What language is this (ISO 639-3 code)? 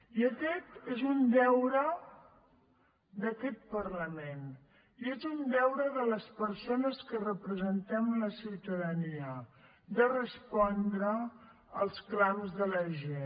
cat